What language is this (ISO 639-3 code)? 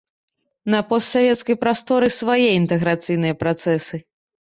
bel